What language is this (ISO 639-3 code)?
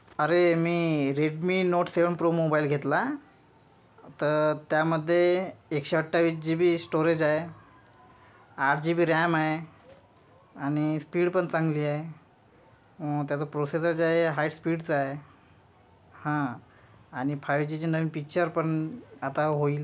mar